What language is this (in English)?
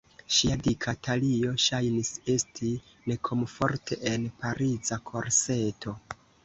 Esperanto